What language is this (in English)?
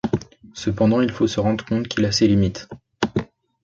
French